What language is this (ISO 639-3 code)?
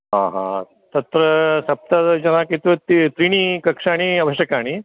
san